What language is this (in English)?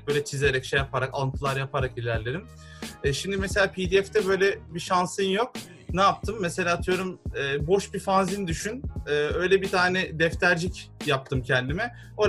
Turkish